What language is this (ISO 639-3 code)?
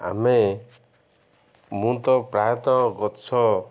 ori